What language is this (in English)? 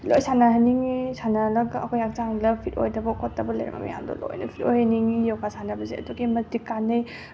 Manipuri